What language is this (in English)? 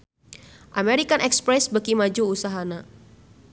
Sundanese